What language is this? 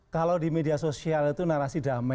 Indonesian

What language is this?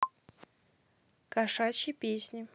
Russian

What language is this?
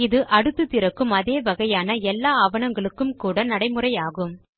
Tamil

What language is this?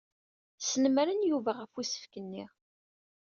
Kabyle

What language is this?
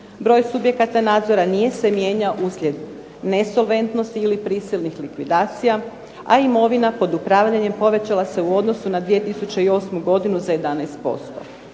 Croatian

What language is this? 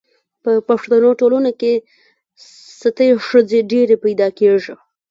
Pashto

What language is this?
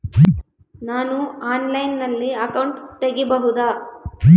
Kannada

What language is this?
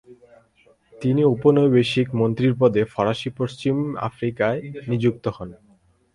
Bangla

